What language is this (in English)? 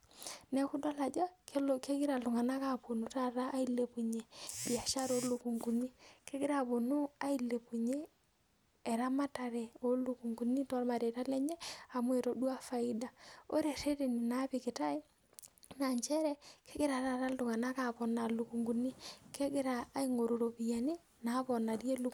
Masai